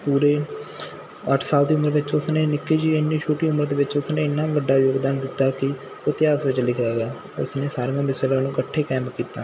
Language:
Punjabi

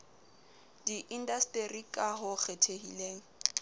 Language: Southern Sotho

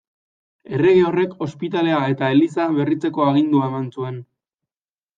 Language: Basque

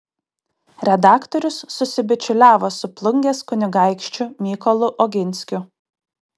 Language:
Lithuanian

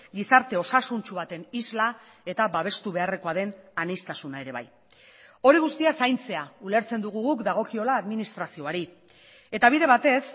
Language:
Basque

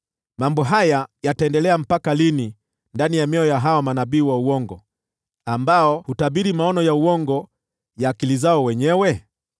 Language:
Swahili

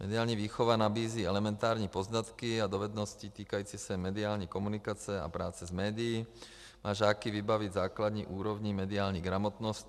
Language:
Czech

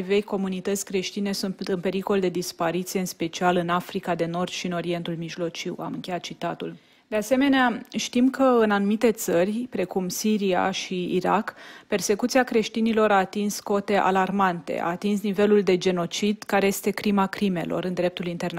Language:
Romanian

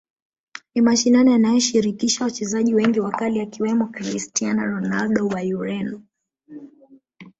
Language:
Swahili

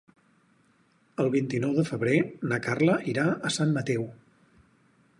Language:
Catalan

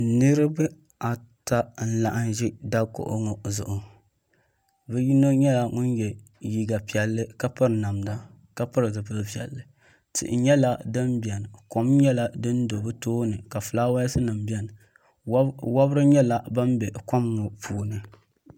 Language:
Dagbani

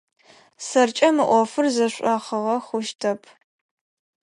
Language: Adyghe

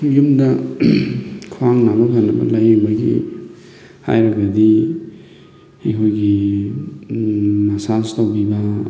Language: Manipuri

